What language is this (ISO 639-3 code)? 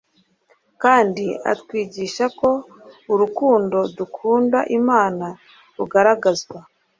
kin